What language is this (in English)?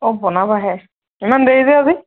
Assamese